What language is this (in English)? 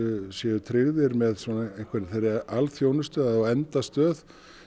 Icelandic